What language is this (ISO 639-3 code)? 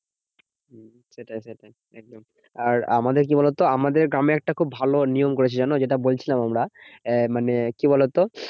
ben